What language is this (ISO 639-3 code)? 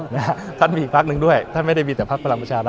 tha